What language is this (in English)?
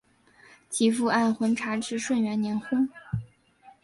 Chinese